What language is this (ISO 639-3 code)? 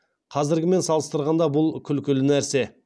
kaz